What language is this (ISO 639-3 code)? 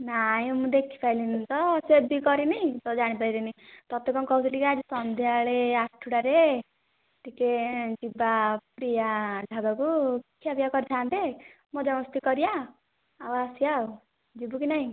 ori